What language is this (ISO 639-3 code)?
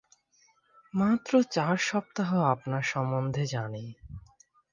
ben